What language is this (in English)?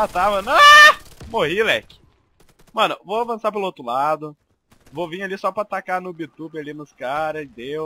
Portuguese